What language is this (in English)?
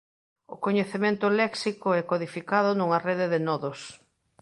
Galician